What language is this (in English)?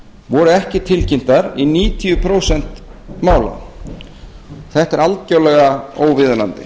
Icelandic